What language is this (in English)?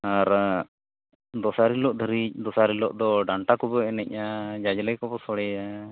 Santali